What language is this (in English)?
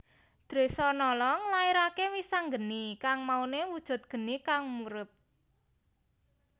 Javanese